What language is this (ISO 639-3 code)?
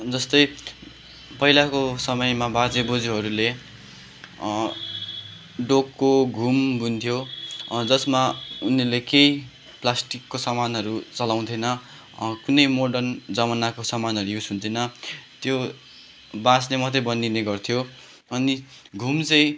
nep